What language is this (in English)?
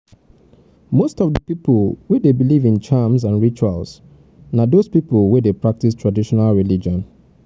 Nigerian Pidgin